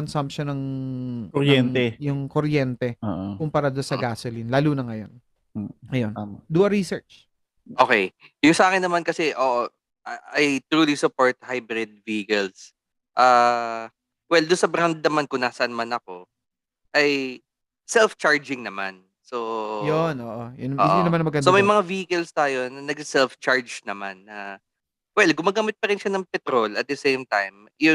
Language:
Filipino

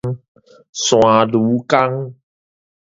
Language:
Min Nan Chinese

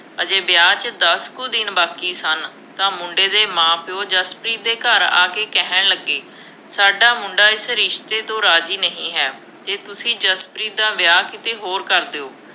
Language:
Punjabi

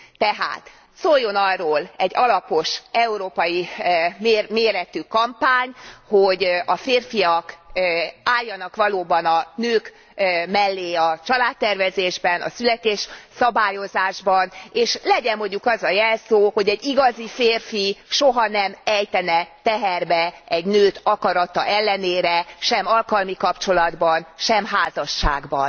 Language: Hungarian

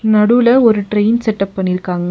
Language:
Tamil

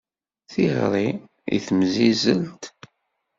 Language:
Kabyle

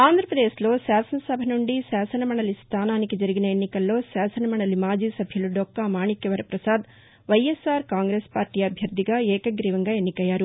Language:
Telugu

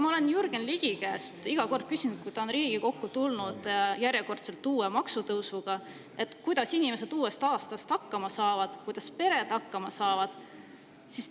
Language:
Estonian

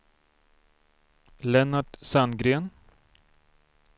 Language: Swedish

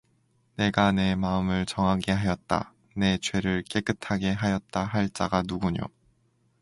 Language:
Korean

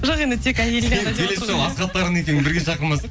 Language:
Kazakh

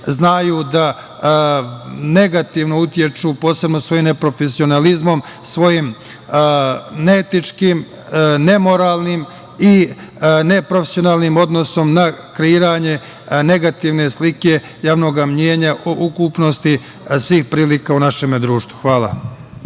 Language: Serbian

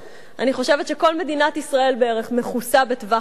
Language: Hebrew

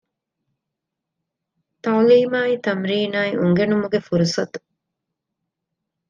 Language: Divehi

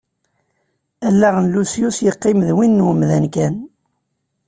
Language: Kabyle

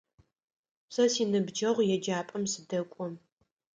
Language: Adyghe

